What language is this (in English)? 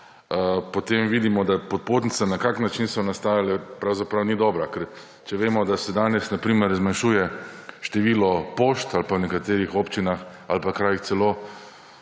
Slovenian